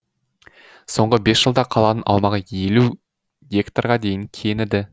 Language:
Kazakh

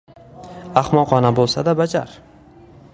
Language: Uzbek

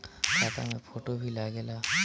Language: Bhojpuri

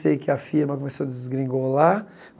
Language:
Portuguese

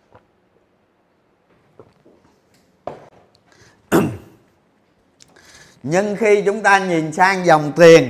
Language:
Vietnamese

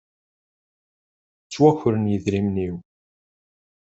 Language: Kabyle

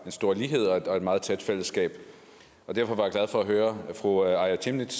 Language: Danish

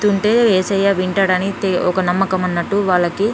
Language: Telugu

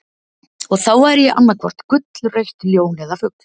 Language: Icelandic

